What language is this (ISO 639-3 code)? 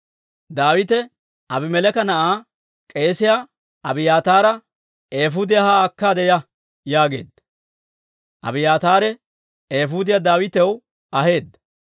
dwr